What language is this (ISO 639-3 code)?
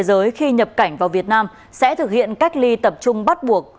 vie